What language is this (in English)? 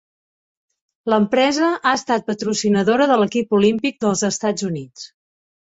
Catalan